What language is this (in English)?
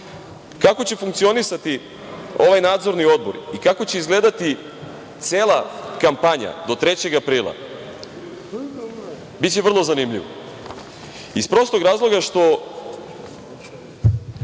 Serbian